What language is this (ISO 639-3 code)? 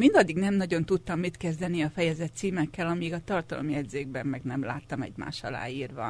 hun